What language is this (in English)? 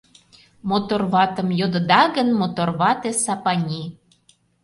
Mari